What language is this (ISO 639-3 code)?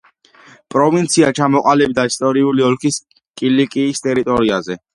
kat